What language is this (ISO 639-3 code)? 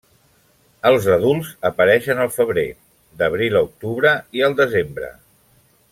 cat